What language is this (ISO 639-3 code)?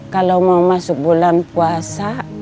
ind